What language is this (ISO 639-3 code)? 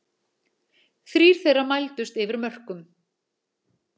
isl